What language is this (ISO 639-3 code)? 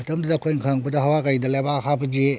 mni